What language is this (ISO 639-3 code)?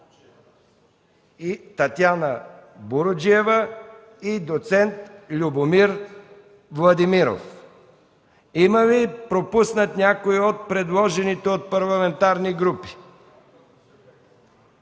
bul